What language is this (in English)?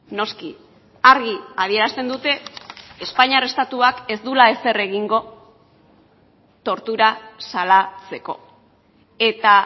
Basque